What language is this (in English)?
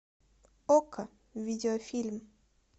Russian